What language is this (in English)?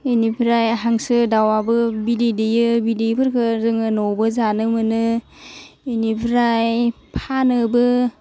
Bodo